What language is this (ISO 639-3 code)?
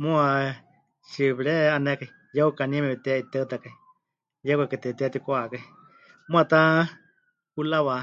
hch